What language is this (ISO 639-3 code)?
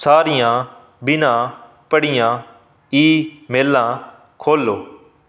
pan